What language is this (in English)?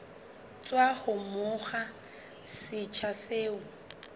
Southern Sotho